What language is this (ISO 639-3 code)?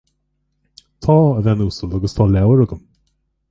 gle